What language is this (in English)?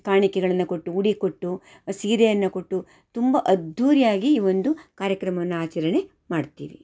Kannada